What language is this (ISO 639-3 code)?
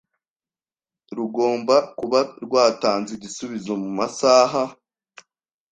kin